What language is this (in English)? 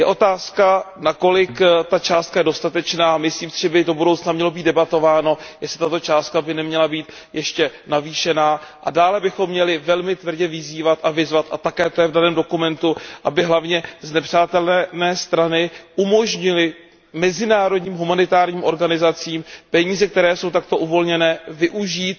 Czech